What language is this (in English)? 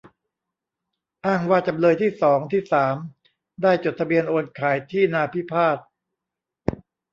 Thai